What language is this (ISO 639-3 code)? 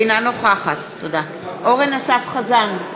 heb